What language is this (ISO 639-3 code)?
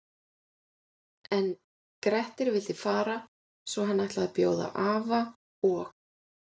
isl